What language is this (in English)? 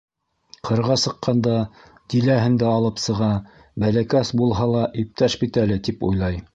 Bashkir